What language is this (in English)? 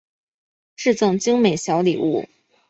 Chinese